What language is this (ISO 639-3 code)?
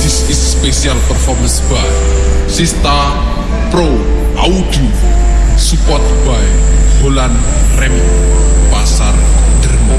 ind